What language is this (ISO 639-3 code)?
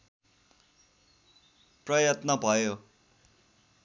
nep